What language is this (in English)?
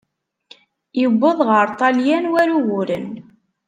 Kabyle